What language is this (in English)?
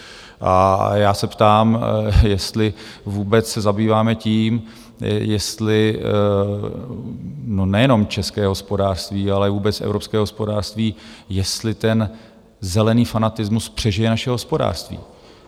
Czech